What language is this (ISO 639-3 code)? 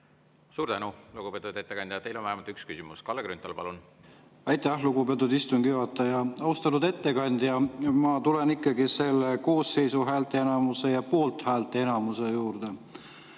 est